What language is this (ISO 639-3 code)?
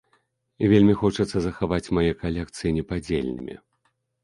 bel